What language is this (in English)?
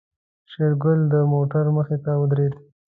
Pashto